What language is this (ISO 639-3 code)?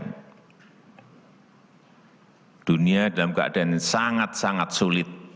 ind